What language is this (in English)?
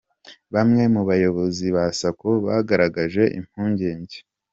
Kinyarwanda